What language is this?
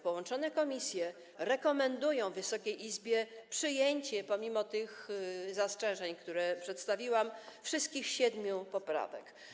Polish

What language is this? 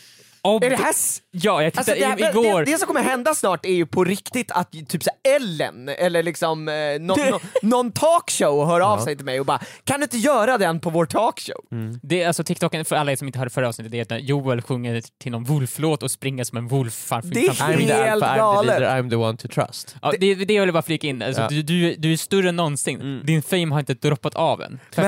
Swedish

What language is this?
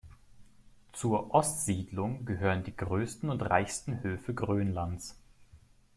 German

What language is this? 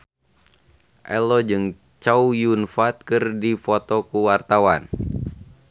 Sundanese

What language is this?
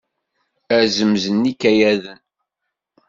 Kabyle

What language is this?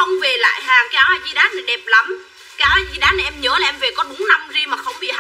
Vietnamese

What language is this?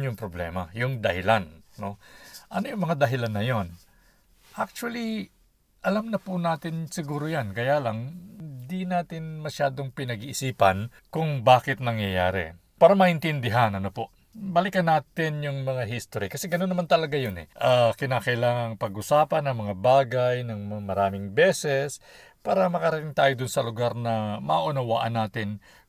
Filipino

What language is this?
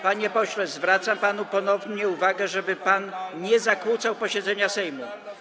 Polish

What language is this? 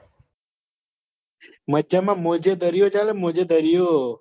Gujarati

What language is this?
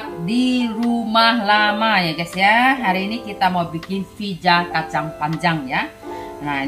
Indonesian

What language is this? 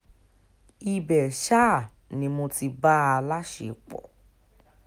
Yoruba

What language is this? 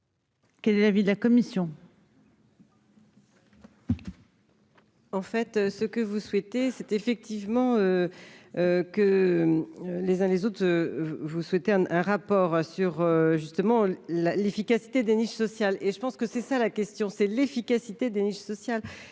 French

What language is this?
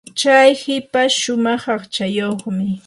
Yanahuanca Pasco Quechua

